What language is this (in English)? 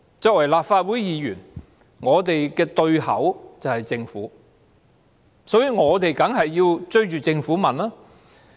Cantonese